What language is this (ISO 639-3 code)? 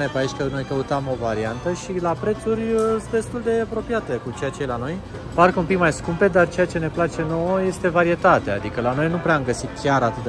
ron